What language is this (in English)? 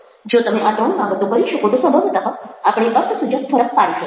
Gujarati